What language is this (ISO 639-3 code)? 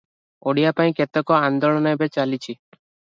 ori